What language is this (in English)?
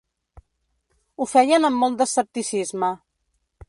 Catalan